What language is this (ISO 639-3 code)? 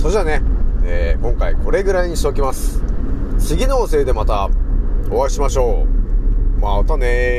jpn